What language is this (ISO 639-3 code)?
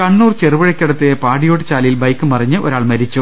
mal